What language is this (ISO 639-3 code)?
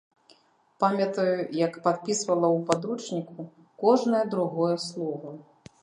bel